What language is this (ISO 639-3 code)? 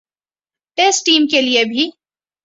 urd